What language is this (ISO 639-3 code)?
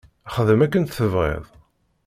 kab